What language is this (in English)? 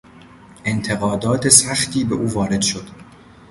Persian